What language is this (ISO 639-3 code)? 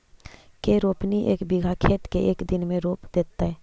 mag